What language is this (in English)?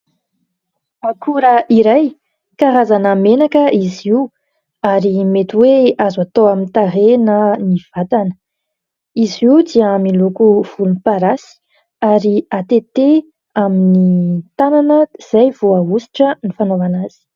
Malagasy